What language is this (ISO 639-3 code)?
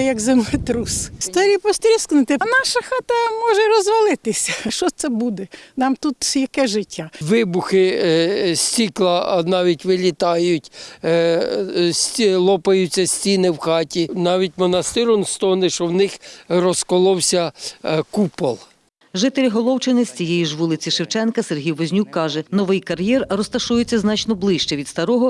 ukr